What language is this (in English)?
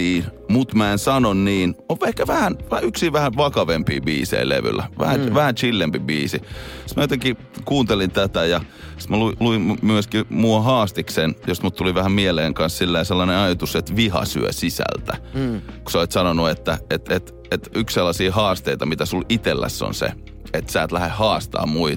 Finnish